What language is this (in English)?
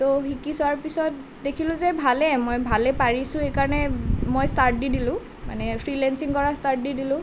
Assamese